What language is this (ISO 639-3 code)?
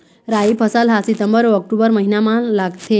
hne